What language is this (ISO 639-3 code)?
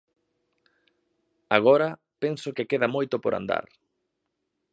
glg